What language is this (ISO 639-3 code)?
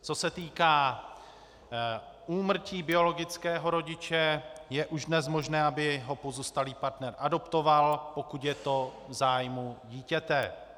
ces